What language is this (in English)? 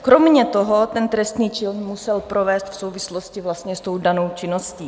Czech